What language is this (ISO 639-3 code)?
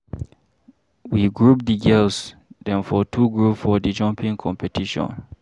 pcm